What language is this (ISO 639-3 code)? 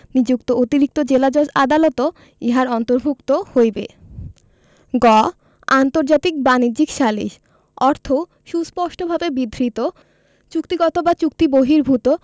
ben